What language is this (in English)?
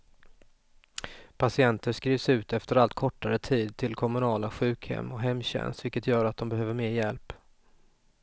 Swedish